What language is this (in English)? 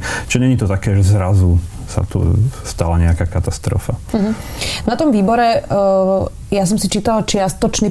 Slovak